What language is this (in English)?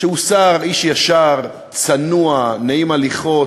Hebrew